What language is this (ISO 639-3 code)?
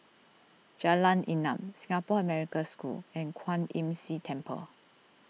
eng